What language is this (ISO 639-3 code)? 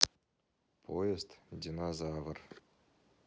rus